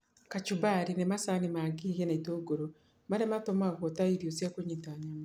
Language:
Kikuyu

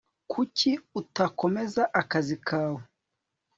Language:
Kinyarwanda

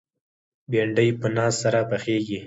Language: Pashto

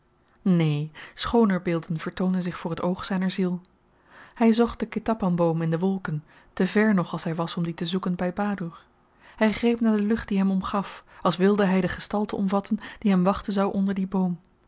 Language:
Dutch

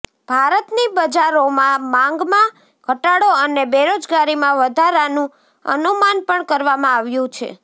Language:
Gujarati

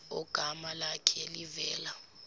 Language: Zulu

